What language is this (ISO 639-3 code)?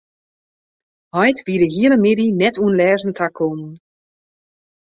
fry